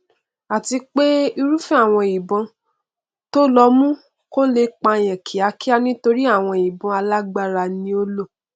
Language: Yoruba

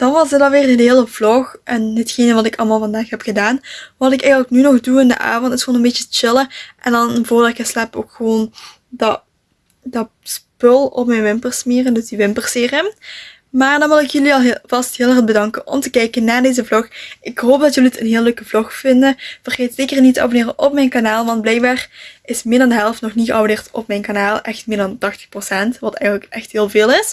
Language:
Dutch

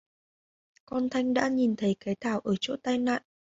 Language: Vietnamese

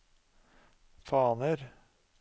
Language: Norwegian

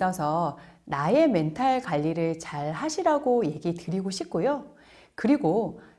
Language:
Korean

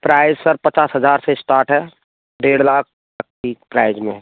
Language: Hindi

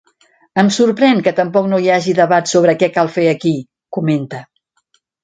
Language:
Catalan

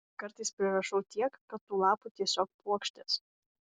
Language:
Lithuanian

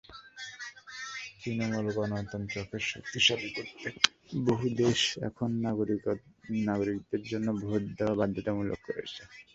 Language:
Bangla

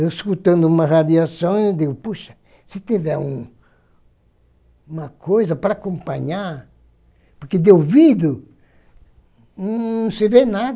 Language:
Portuguese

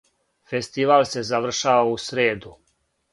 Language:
Serbian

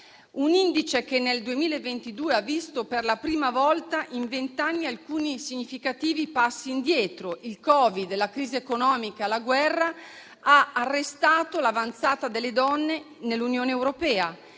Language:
Italian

